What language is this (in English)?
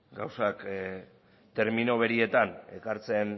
Basque